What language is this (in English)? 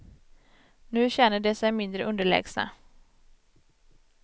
Swedish